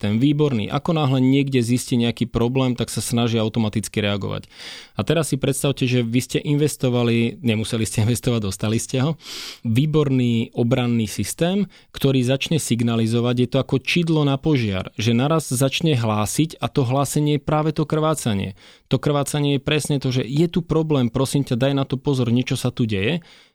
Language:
Slovak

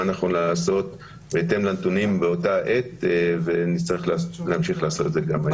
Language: Hebrew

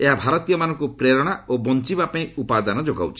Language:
Odia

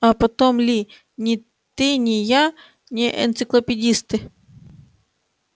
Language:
Russian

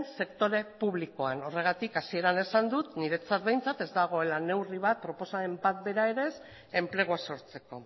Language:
Basque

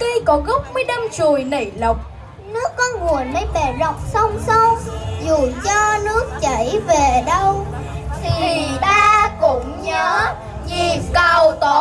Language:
Vietnamese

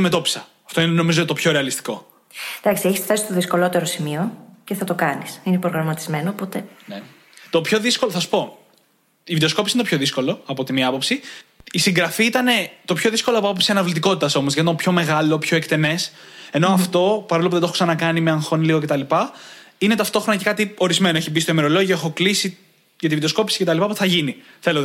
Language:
Greek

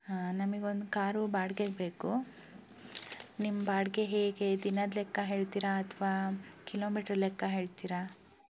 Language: Kannada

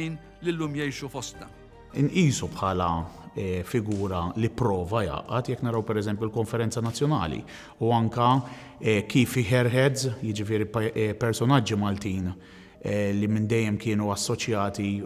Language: Arabic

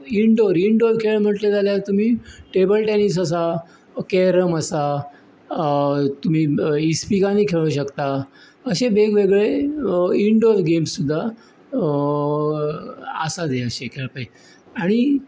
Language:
Konkani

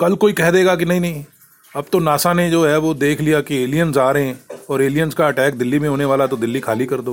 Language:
Hindi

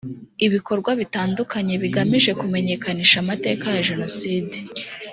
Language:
Kinyarwanda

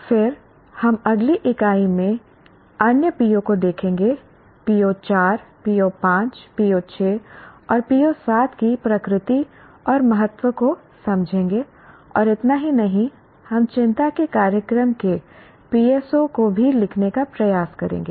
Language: Hindi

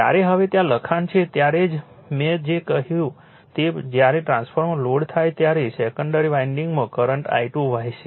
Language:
Gujarati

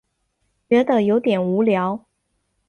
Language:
Chinese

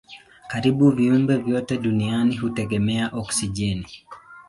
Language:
Swahili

